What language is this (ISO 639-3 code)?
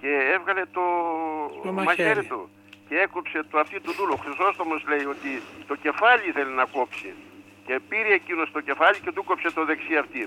ell